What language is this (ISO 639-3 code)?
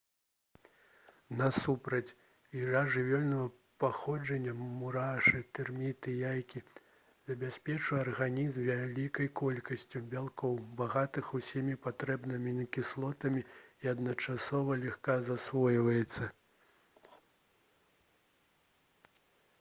bel